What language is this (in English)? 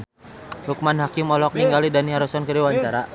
Sundanese